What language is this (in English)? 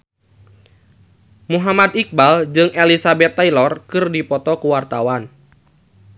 Sundanese